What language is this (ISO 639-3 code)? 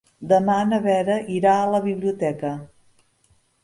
cat